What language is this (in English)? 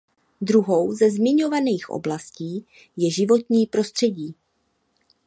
Czech